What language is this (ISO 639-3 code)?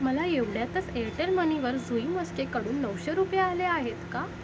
mar